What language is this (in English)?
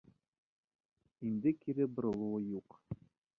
Bashkir